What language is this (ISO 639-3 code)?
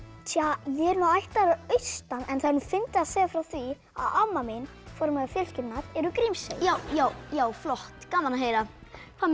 isl